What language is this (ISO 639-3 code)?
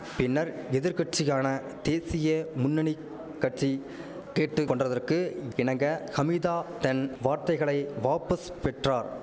tam